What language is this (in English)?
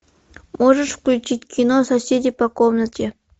Russian